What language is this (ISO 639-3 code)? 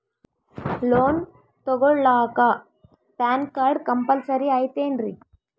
kan